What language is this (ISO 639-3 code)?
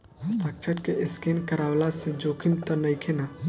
bho